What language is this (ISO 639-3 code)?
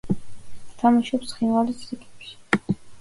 kat